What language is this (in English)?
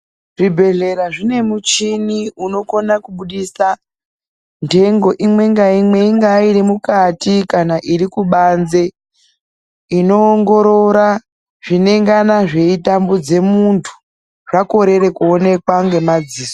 Ndau